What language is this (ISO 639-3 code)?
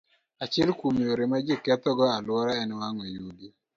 luo